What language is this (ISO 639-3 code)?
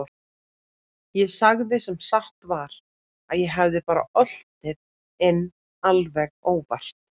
isl